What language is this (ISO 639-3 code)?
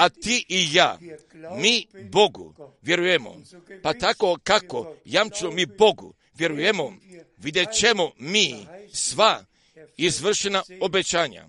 hrv